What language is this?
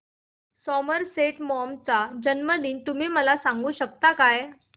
Marathi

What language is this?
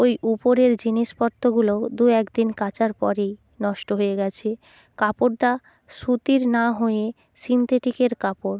Bangla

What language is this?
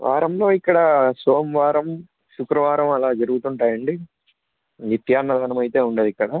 Telugu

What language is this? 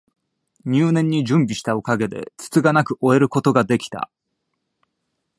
Japanese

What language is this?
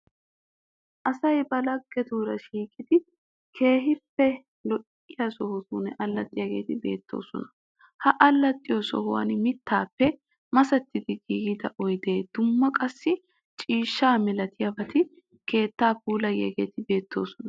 Wolaytta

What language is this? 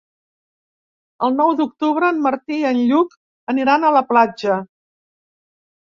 Catalan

